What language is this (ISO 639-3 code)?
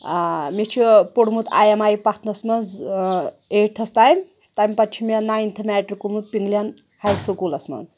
kas